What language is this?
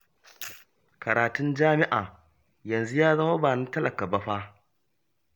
Hausa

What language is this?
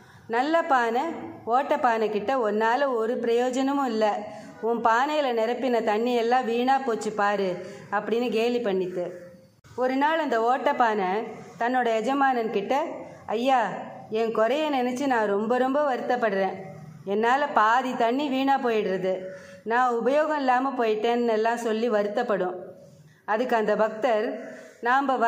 Tamil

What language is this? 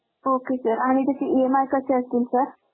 Marathi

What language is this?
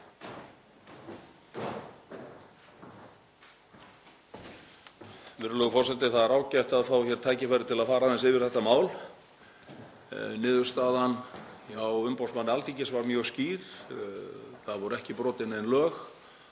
Icelandic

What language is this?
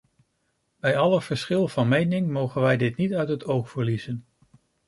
Dutch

